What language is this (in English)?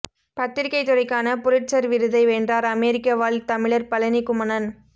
Tamil